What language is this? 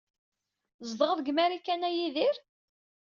Kabyle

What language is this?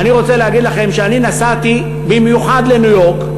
Hebrew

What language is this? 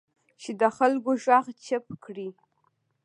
Pashto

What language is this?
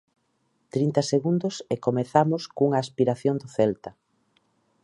Galician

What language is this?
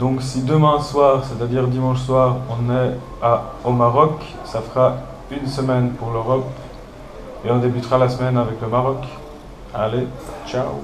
French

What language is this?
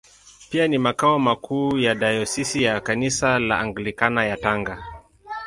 Swahili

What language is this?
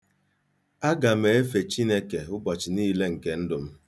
Igbo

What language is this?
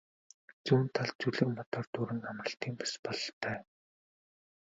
Mongolian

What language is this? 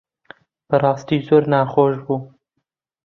Central Kurdish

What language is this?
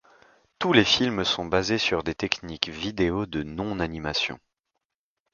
French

